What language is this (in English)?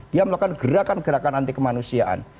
Indonesian